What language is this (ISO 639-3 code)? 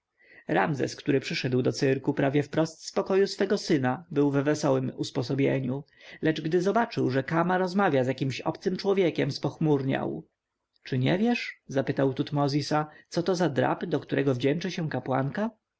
pol